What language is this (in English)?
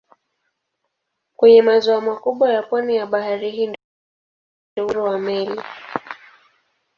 Swahili